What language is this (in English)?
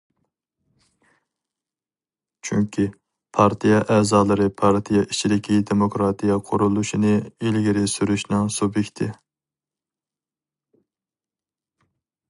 Uyghur